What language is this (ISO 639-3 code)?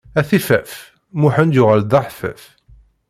kab